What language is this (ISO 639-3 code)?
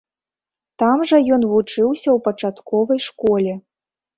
bel